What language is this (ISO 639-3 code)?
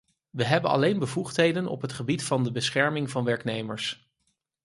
nld